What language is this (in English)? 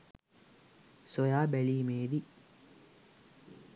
Sinhala